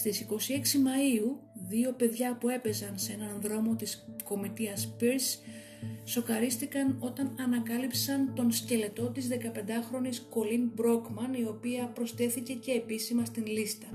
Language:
Greek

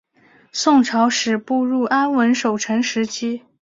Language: Chinese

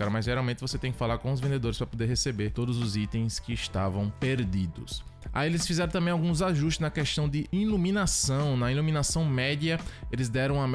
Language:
Portuguese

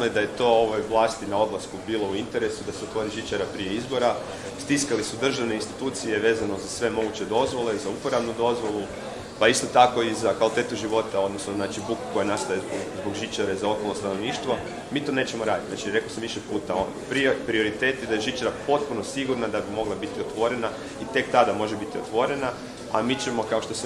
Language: Croatian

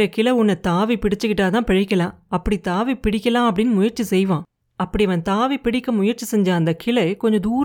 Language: Tamil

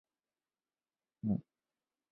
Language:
Chinese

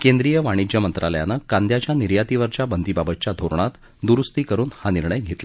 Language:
Marathi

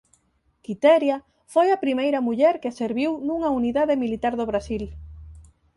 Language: Galician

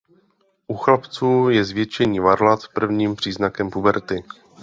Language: Czech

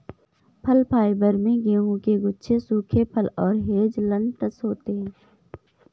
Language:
Hindi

